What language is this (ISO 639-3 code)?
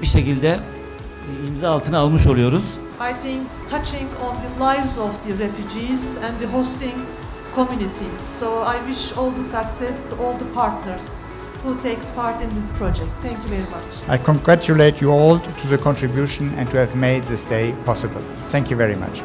tur